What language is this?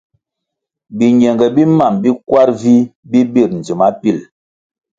Kwasio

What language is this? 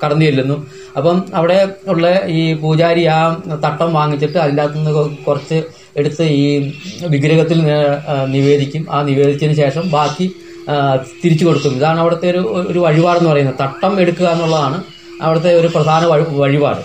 Malayalam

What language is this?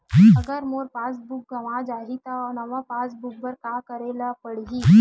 Chhattisgarhi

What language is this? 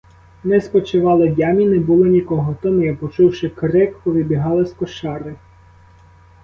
Ukrainian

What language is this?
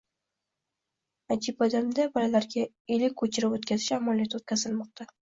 Uzbek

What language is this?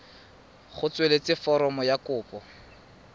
Tswana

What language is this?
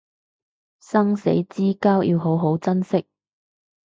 Cantonese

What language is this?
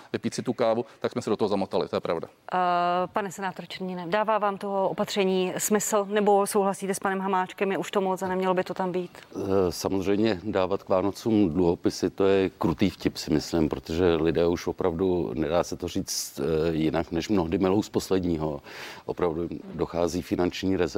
Czech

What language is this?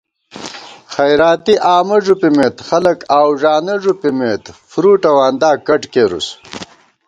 Gawar-Bati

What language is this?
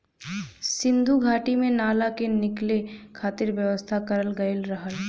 Bhojpuri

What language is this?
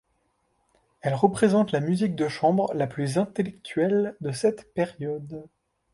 French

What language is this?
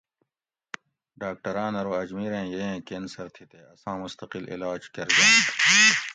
Gawri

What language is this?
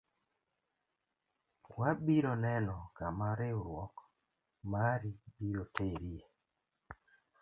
Luo (Kenya and Tanzania)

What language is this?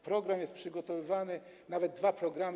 Polish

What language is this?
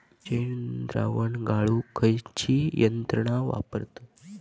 Marathi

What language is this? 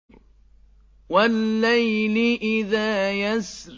Arabic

